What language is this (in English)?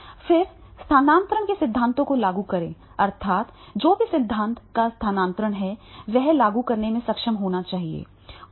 Hindi